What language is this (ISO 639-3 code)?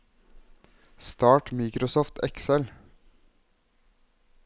nor